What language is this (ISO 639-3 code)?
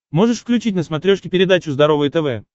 rus